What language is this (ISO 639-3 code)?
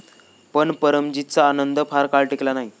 mar